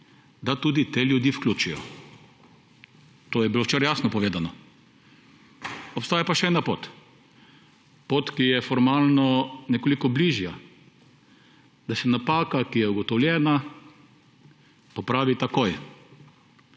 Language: Slovenian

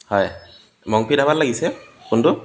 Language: Assamese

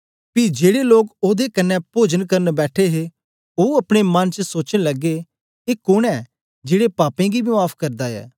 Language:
Dogri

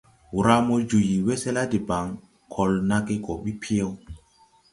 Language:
Tupuri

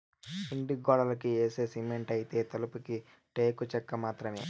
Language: Telugu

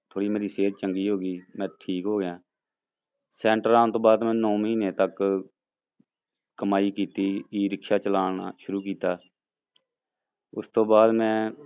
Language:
Punjabi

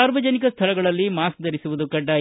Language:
Kannada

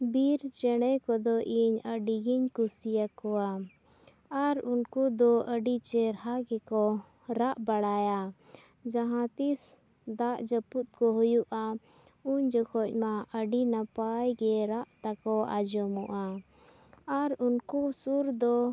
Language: Santali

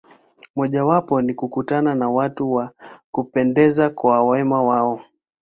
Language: Swahili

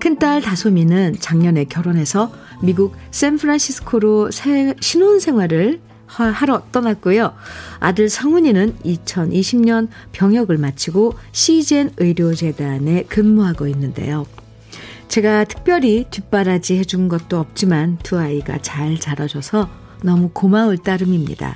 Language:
Korean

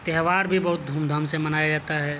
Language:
Urdu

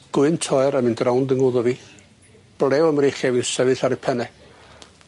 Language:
Welsh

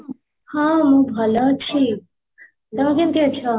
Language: Odia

